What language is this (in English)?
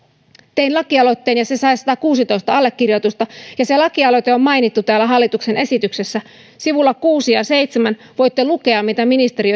Finnish